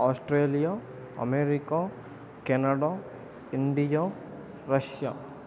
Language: Telugu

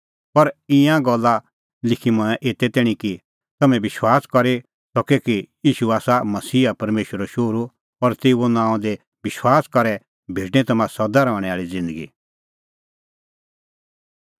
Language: Kullu Pahari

